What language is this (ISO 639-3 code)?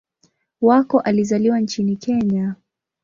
swa